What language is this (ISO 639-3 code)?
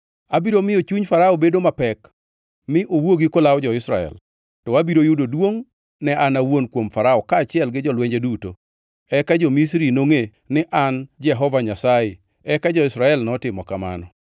luo